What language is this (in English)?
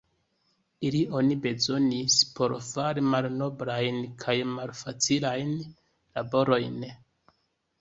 Esperanto